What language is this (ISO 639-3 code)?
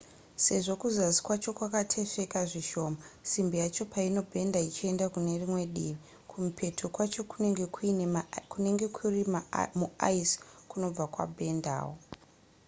sna